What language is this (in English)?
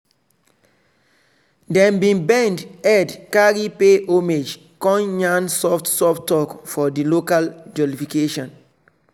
Nigerian Pidgin